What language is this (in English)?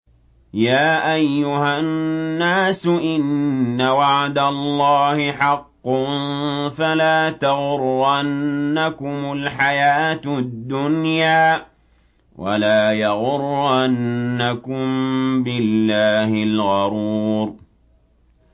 Arabic